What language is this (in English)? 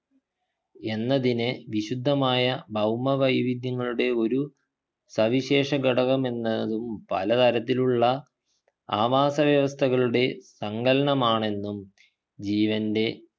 Malayalam